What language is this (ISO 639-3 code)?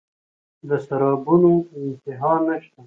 pus